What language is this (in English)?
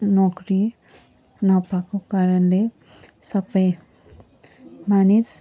Nepali